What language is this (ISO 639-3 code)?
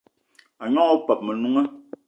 eto